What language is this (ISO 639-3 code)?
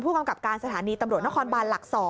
tha